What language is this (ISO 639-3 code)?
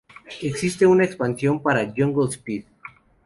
spa